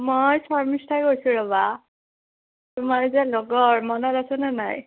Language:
Assamese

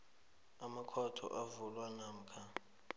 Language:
South Ndebele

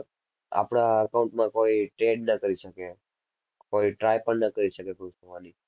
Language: Gujarati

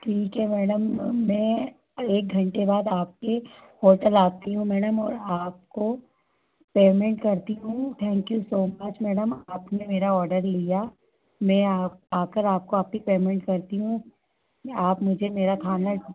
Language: Hindi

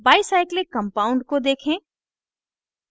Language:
Hindi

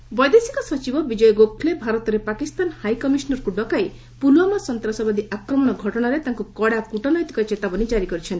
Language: Odia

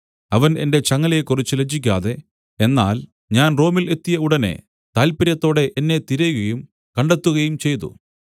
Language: Malayalam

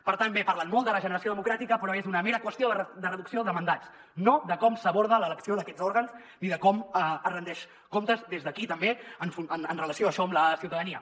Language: Catalan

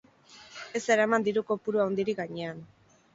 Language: Basque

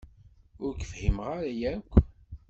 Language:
Kabyle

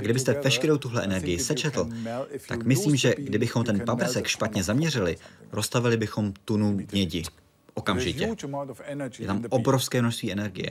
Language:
Czech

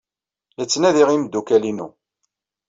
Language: Kabyle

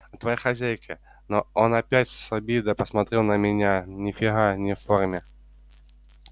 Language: Russian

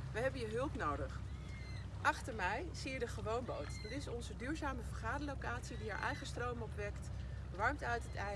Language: Dutch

